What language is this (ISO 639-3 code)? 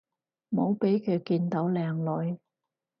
yue